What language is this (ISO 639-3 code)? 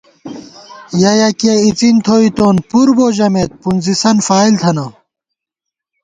gwt